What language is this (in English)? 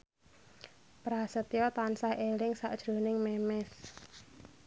Javanese